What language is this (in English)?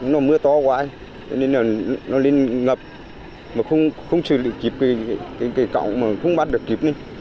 Vietnamese